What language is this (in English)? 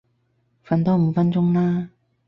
Cantonese